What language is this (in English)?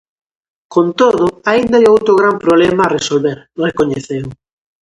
Galician